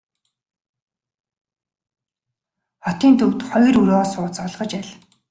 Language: Mongolian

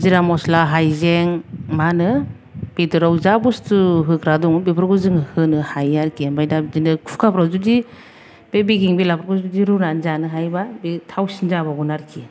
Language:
Bodo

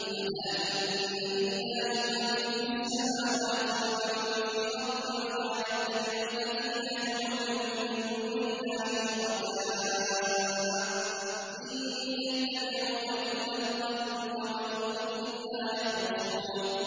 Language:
Arabic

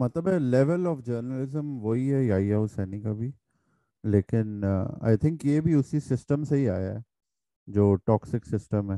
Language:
Urdu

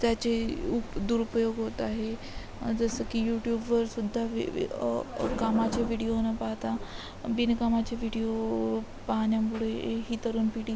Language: Marathi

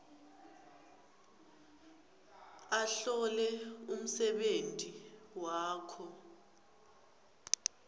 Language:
Swati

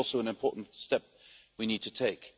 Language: English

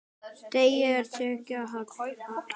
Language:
Icelandic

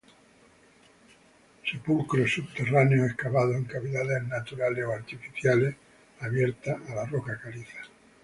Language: Spanish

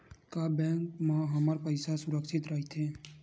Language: Chhattisgarhi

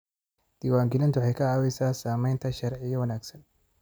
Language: Somali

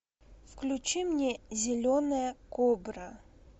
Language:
Russian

